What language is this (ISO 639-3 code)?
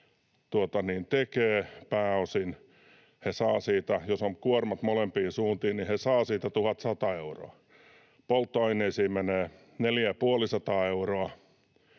fin